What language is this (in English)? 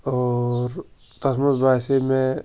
Kashmiri